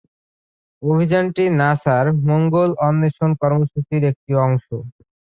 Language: Bangla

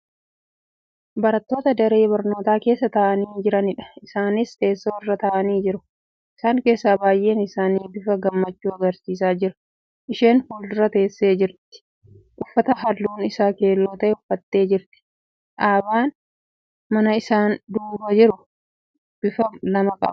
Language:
Oromo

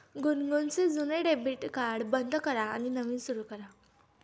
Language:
Marathi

